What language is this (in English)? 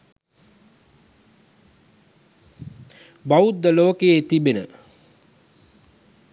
Sinhala